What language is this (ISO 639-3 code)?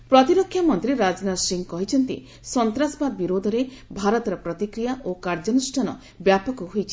ori